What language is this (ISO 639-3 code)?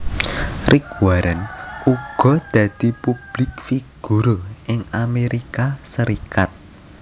jav